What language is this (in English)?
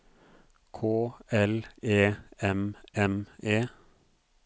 Norwegian